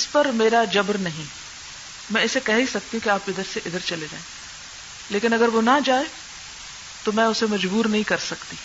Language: Urdu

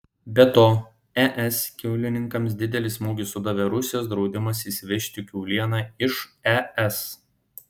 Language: Lithuanian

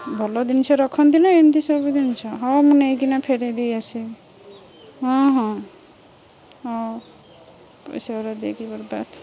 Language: Odia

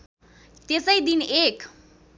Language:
Nepali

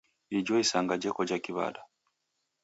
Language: Taita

